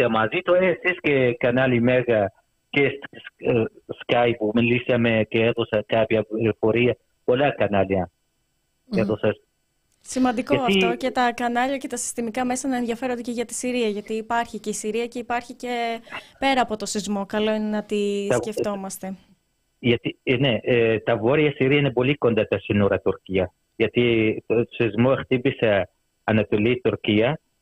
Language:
Greek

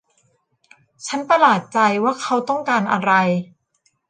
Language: Thai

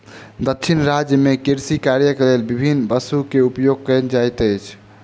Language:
Maithili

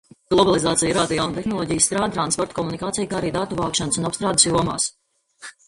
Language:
Latvian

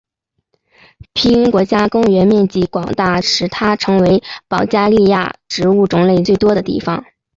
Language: Chinese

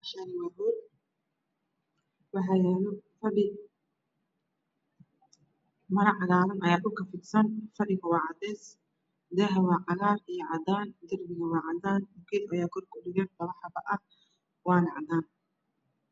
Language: Somali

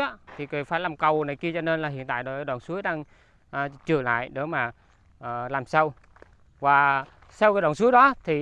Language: Vietnamese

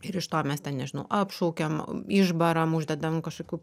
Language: Lithuanian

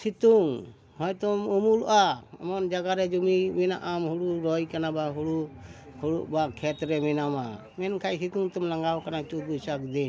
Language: Santali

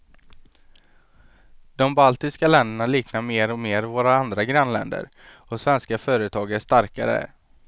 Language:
Swedish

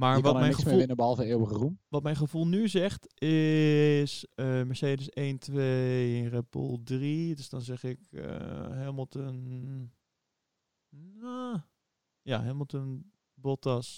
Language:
Dutch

